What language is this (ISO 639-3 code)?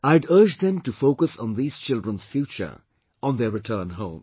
eng